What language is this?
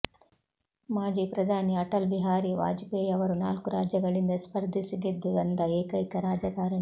Kannada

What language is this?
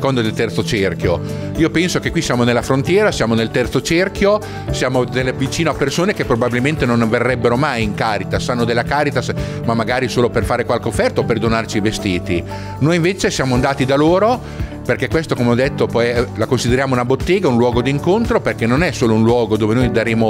Italian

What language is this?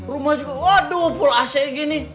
Indonesian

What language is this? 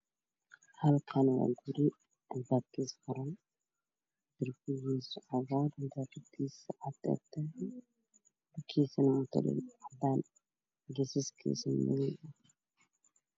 Somali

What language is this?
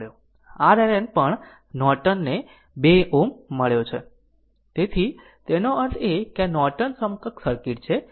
Gujarati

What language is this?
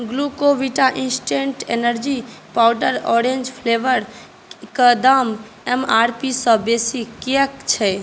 Maithili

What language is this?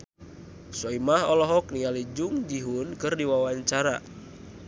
Sundanese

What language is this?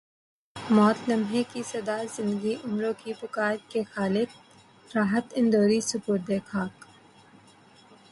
Urdu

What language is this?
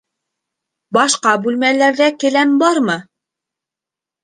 Bashkir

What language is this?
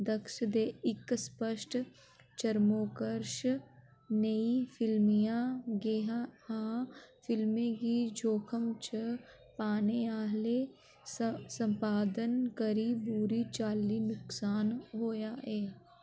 Dogri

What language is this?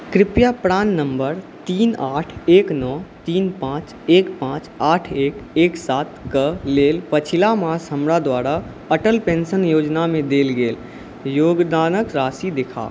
Maithili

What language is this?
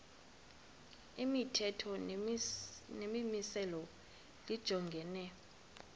Xhosa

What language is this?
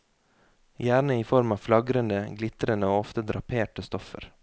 Norwegian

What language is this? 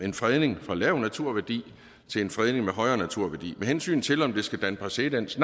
Danish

